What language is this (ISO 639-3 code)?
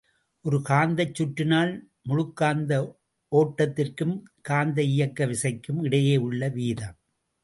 tam